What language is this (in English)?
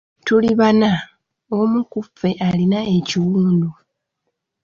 Ganda